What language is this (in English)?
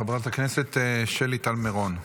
Hebrew